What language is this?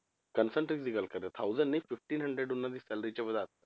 Punjabi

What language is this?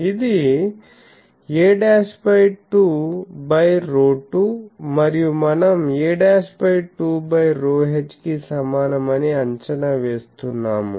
Telugu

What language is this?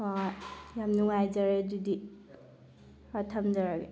Manipuri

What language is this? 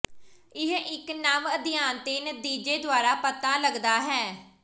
Punjabi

